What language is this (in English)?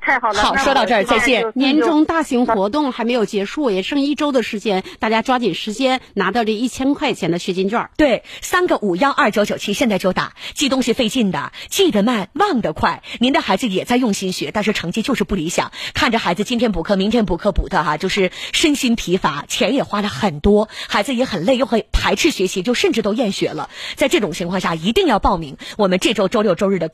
Chinese